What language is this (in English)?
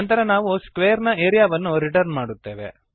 Kannada